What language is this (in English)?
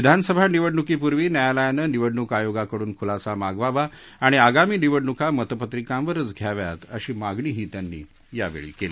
Marathi